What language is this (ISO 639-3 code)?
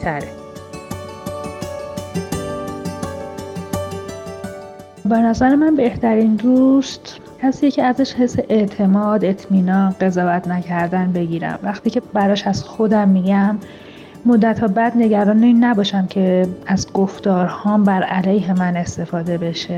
fas